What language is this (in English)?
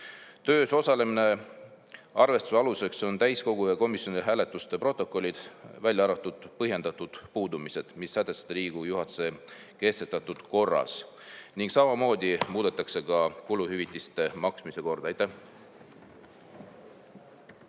Estonian